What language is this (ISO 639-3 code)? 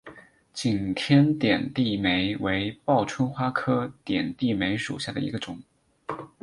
zho